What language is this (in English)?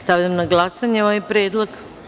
Serbian